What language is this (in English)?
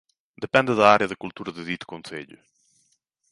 Galician